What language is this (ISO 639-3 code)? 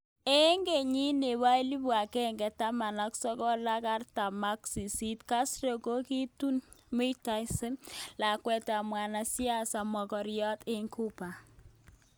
kln